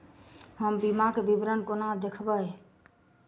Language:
Maithili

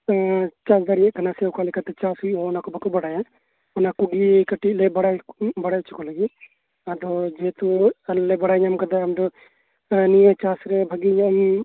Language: Santali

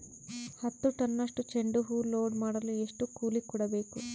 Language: Kannada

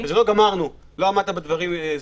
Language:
Hebrew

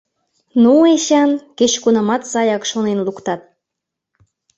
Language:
Mari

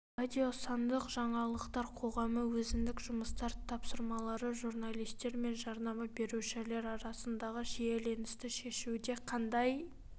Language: Kazakh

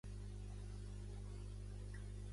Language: Catalan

